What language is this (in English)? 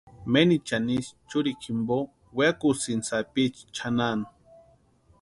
Western Highland Purepecha